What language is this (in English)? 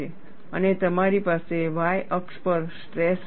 Gujarati